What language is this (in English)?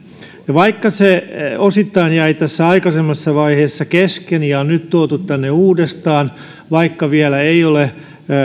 Finnish